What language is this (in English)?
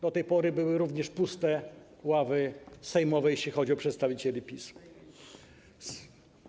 Polish